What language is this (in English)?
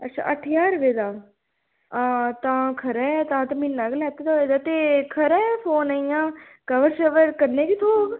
Dogri